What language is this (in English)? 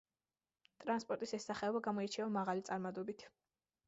Georgian